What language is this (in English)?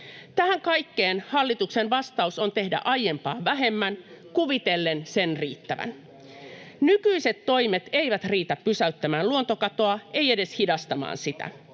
Finnish